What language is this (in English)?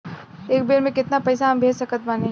Bhojpuri